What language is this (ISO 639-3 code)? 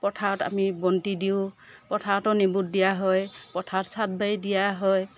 asm